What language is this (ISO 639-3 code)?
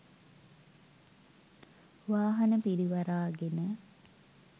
sin